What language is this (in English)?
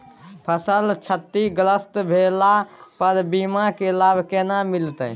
Maithili